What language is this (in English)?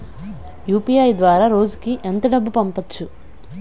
Telugu